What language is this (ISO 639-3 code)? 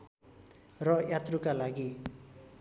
nep